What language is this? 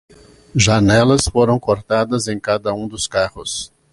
Portuguese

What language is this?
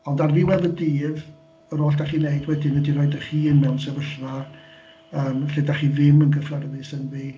Welsh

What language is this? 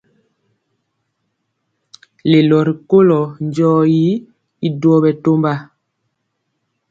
Mpiemo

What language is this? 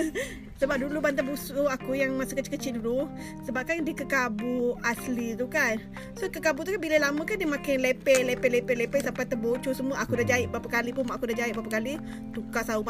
Malay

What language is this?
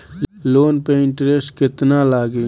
Bhojpuri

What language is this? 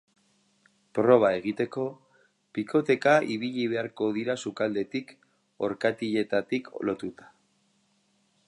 Basque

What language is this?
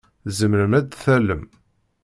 Kabyle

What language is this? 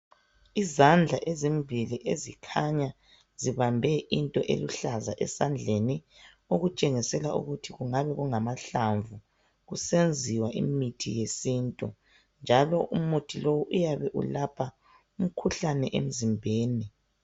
North Ndebele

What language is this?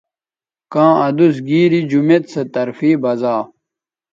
Bateri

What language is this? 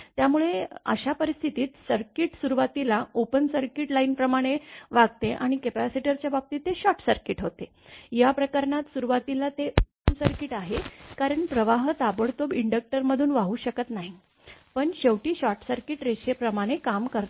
Marathi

